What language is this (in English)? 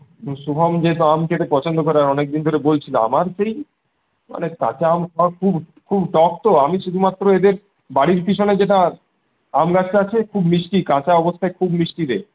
Bangla